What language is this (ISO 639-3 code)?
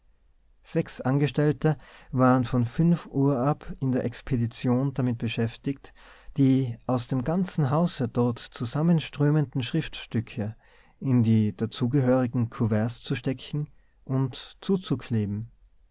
deu